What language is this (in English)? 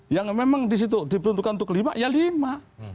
Indonesian